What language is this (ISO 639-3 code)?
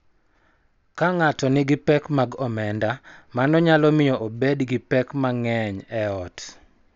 luo